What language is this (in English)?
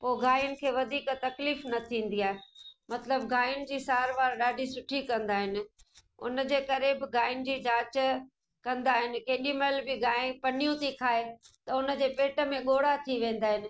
Sindhi